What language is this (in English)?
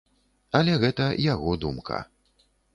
Belarusian